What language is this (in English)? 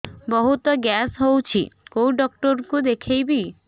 Odia